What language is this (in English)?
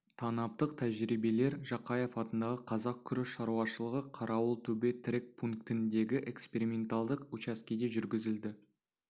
Kazakh